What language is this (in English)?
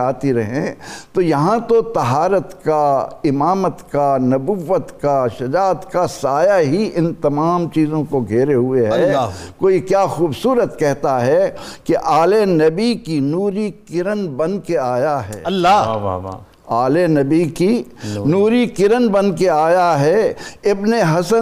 Urdu